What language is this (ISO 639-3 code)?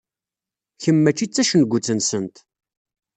kab